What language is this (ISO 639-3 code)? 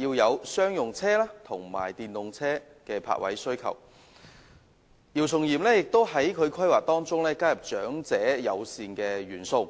yue